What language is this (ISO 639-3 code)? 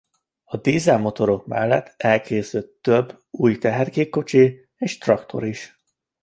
hun